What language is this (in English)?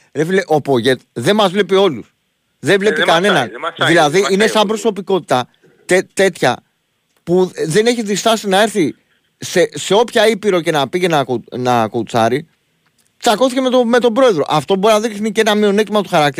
Greek